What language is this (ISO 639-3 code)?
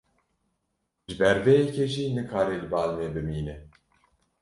kur